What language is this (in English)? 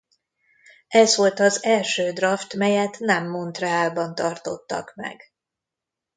Hungarian